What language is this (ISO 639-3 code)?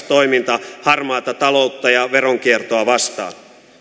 fin